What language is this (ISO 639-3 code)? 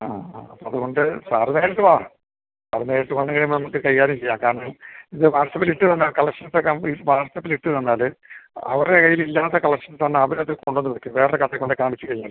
mal